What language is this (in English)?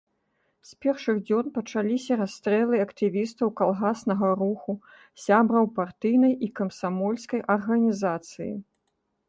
Belarusian